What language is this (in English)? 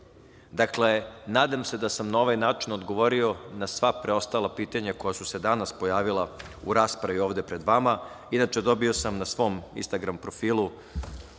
Serbian